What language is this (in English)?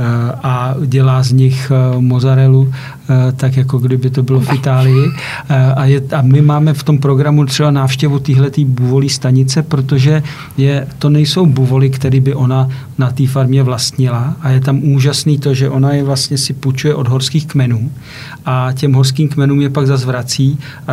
Czech